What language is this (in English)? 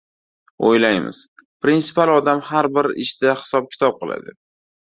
Uzbek